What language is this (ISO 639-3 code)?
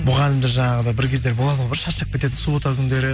kaz